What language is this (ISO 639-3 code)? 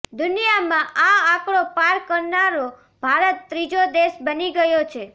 guj